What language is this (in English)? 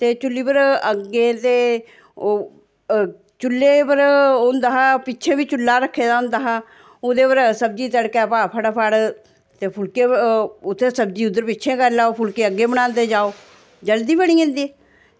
Dogri